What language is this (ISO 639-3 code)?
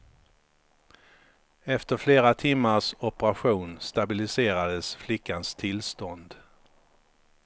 swe